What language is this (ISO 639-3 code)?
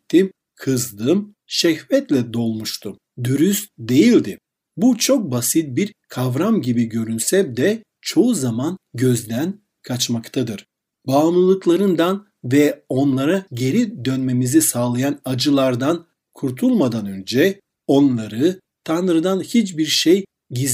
tur